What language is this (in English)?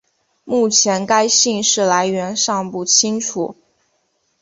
Chinese